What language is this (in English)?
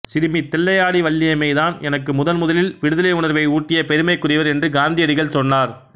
Tamil